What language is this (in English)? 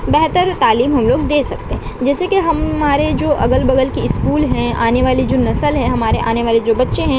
Urdu